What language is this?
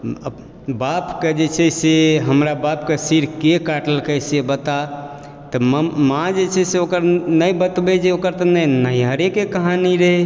Maithili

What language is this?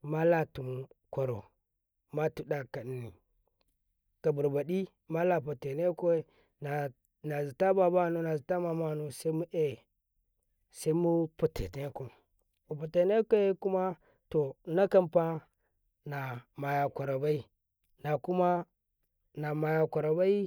Karekare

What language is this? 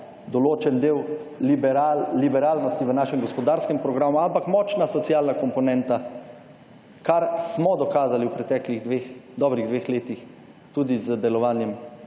Slovenian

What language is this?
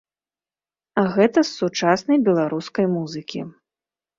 Belarusian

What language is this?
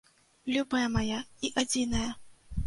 Belarusian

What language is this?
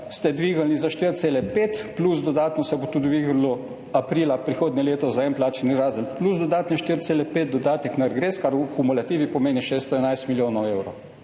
Slovenian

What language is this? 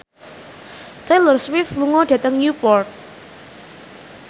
Javanese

